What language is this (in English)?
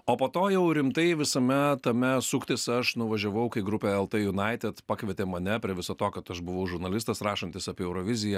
Lithuanian